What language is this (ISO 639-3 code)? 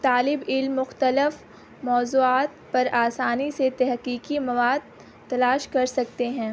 urd